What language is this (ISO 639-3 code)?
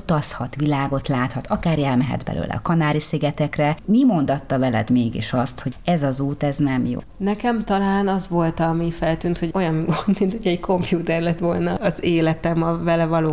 hun